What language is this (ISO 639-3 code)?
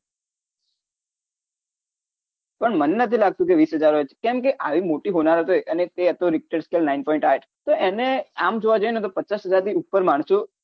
guj